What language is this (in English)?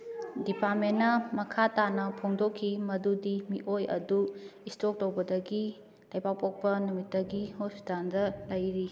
Manipuri